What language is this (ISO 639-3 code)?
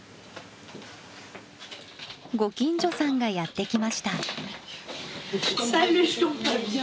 jpn